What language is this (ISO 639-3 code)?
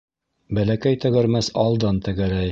bak